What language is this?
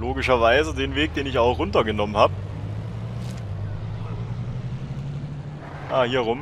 German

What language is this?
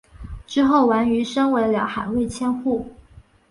Chinese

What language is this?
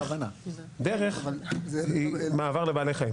Hebrew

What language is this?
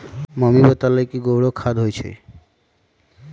Magahi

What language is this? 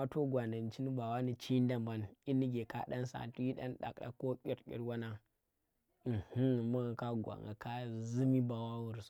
Tera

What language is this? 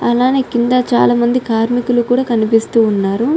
Telugu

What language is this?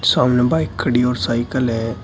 Hindi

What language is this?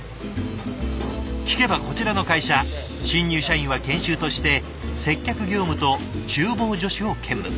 Japanese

